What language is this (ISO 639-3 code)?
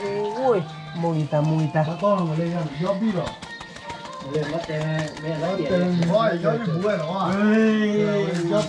tha